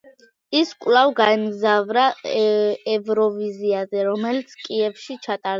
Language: Georgian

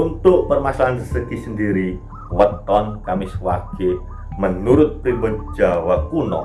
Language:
Indonesian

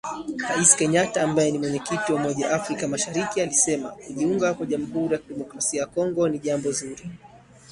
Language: Swahili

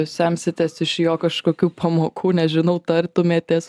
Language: Lithuanian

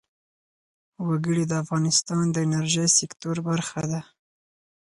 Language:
Pashto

